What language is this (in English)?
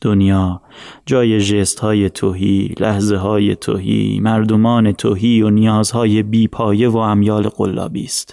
Persian